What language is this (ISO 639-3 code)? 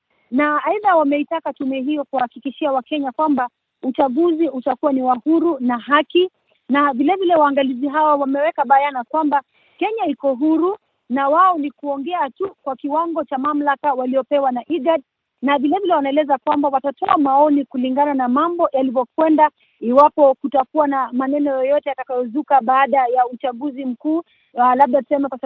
swa